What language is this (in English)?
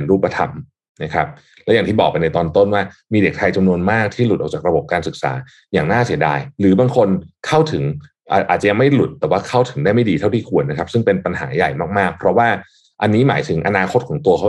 Thai